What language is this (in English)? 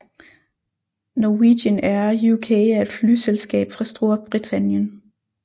Danish